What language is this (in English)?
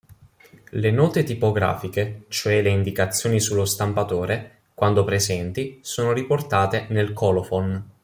Italian